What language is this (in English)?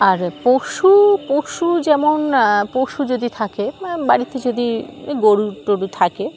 Bangla